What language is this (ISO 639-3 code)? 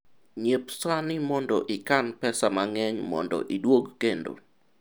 luo